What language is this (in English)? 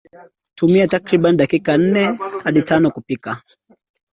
Swahili